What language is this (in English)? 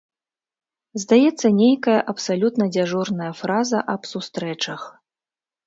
Belarusian